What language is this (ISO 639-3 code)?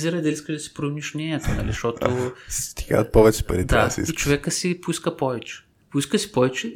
bul